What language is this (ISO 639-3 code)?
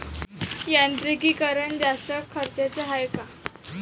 mar